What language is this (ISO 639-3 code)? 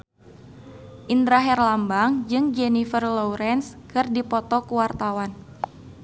sun